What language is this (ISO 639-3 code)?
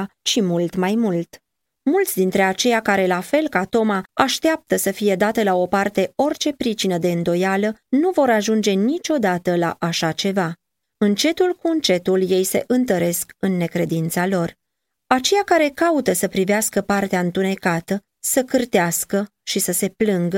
ron